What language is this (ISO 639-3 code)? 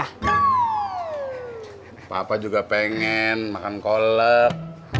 ind